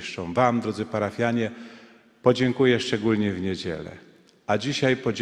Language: Polish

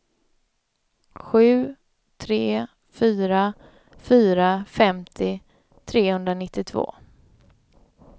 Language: Swedish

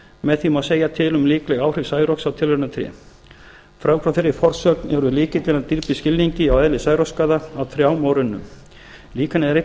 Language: Icelandic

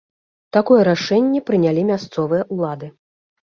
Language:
Belarusian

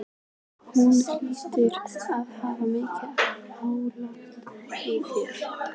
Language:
Icelandic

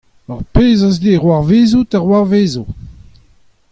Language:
Breton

